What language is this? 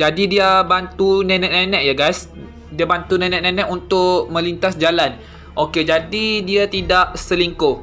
Malay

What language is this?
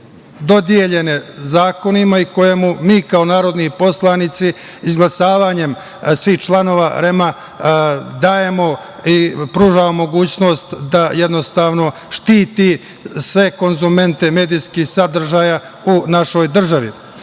Serbian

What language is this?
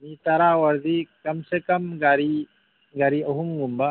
Manipuri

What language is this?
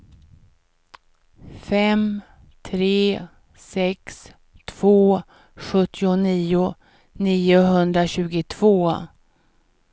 Swedish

